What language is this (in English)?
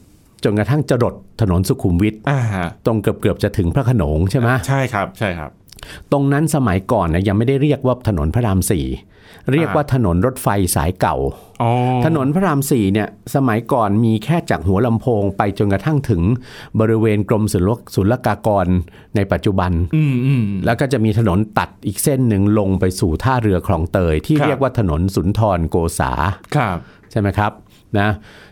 Thai